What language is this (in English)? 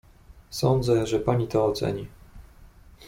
Polish